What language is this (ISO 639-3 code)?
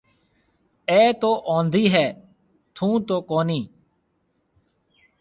mve